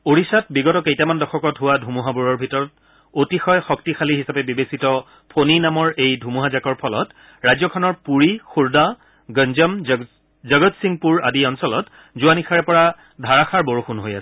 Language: Assamese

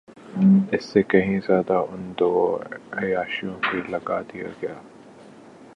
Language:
Urdu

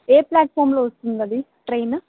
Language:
Telugu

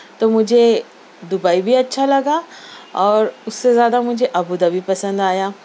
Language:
Urdu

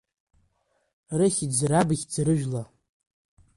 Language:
Abkhazian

